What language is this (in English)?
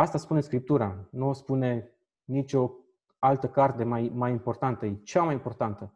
Romanian